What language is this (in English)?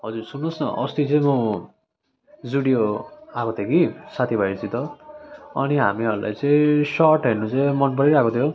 Nepali